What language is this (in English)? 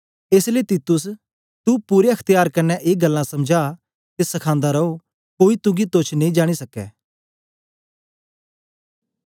Dogri